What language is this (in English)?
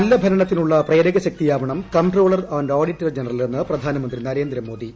Malayalam